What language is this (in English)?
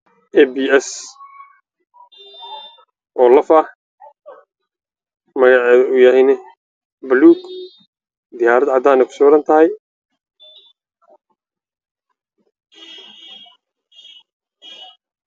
Somali